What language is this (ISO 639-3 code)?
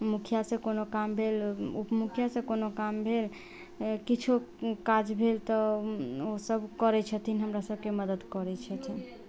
mai